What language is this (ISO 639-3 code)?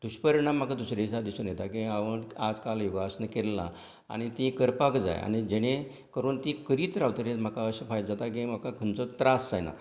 kok